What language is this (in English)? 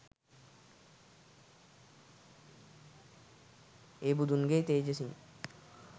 Sinhala